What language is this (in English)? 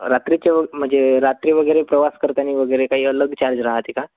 Marathi